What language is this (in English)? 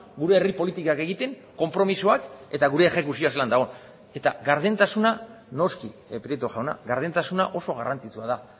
Basque